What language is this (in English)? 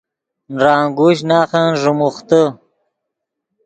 Yidgha